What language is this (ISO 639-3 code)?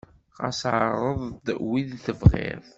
kab